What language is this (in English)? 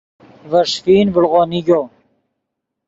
Yidgha